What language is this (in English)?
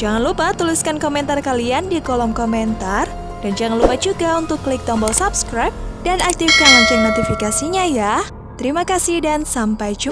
Indonesian